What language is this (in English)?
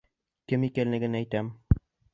Bashkir